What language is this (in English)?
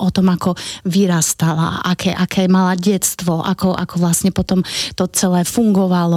Slovak